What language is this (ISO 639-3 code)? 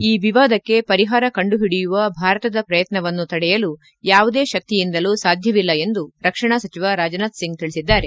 kan